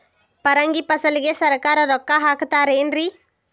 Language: Kannada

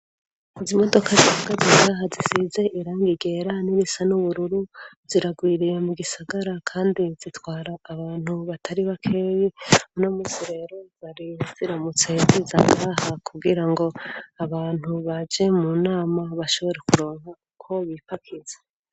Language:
Rundi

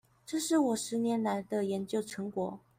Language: Chinese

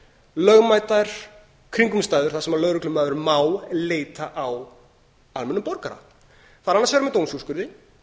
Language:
Icelandic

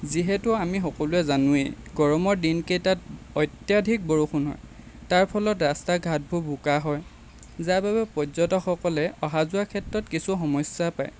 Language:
Assamese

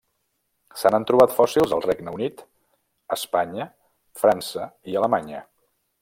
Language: Catalan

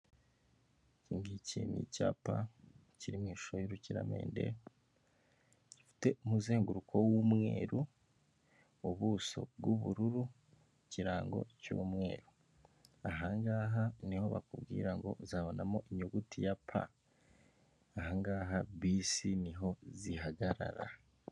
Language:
Kinyarwanda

